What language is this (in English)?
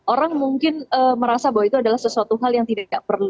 Indonesian